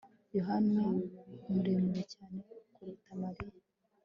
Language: Kinyarwanda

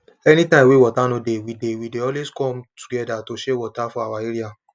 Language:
Nigerian Pidgin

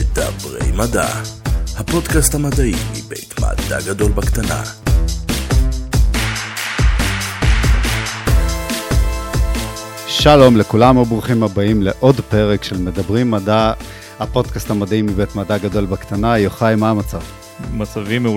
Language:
Hebrew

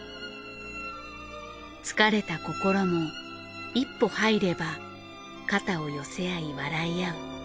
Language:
Japanese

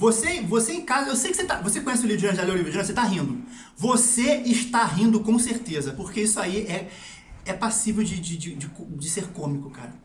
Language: Portuguese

